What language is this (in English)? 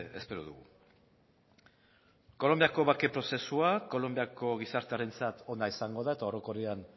Basque